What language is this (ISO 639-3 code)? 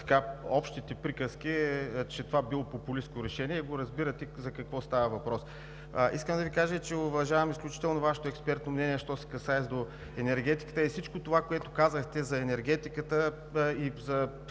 bul